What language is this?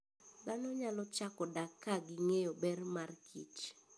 Luo (Kenya and Tanzania)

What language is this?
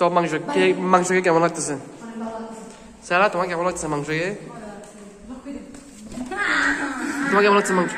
Arabic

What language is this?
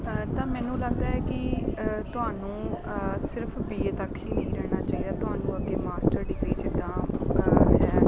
Punjabi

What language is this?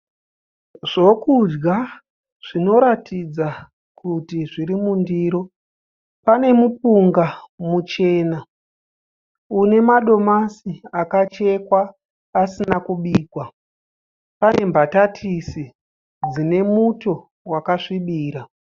Shona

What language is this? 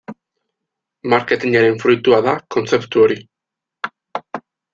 Basque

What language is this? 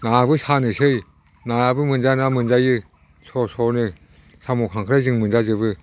Bodo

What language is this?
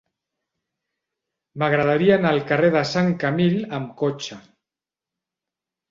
Catalan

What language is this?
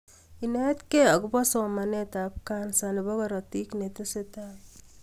Kalenjin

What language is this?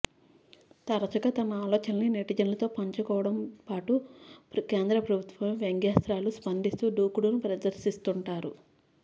Telugu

